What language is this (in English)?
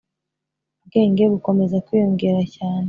Kinyarwanda